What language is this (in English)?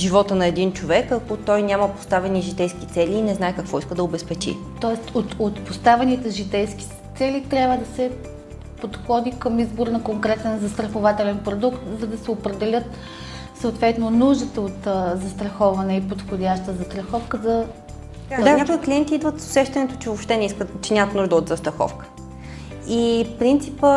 Bulgarian